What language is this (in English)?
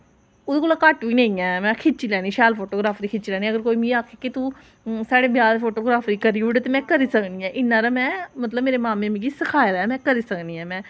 Dogri